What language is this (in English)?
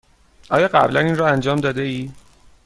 Persian